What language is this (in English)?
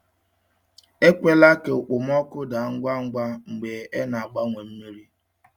Igbo